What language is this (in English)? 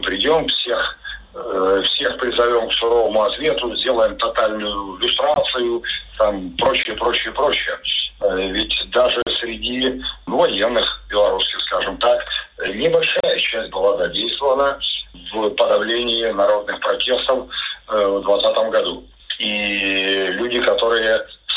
Russian